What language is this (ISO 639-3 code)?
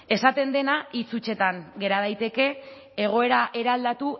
eus